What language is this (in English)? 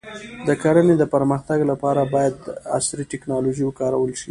Pashto